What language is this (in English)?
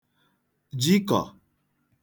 Igbo